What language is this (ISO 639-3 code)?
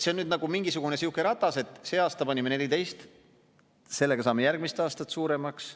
est